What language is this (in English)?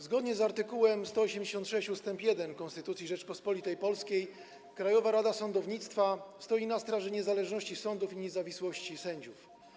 Polish